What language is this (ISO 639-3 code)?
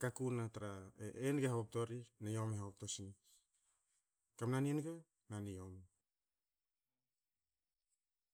hao